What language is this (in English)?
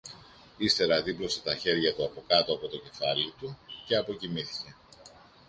Greek